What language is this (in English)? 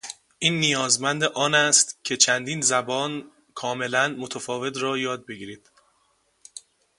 Persian